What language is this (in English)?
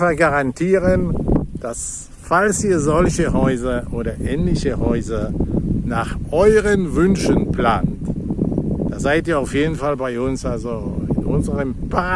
German